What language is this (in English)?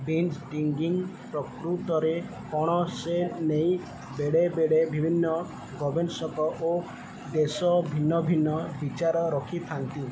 Odia